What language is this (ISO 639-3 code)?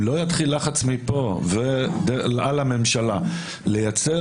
heb